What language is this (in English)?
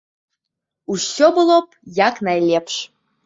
Belarusian